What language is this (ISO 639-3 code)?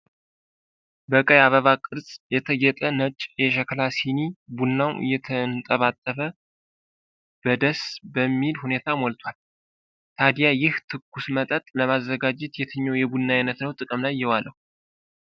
amh